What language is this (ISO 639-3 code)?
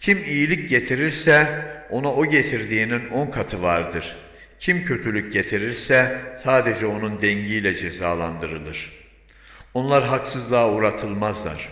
tur